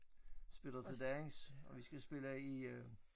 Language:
Danish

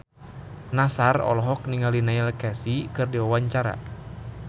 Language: Sundanese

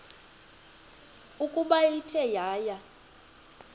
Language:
Xhosa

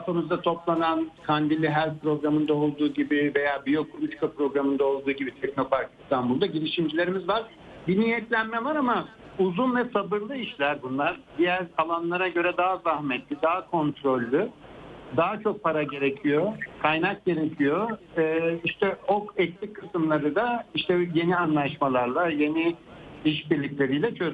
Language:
Turkish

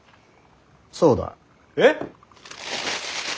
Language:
Japanese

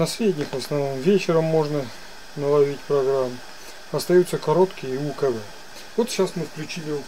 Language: Russian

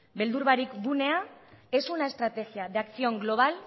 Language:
Basque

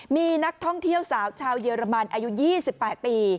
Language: Thai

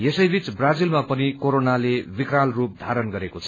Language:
Nepali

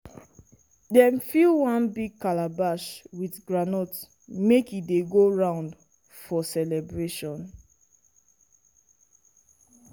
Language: Nigerian Pidgin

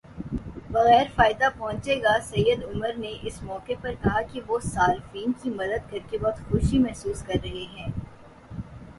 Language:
Urdu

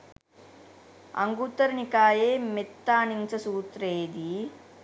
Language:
Sinhala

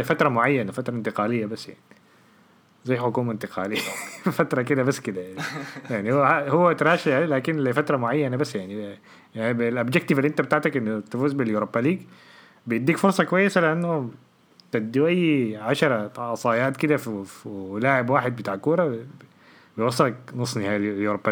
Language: Arabic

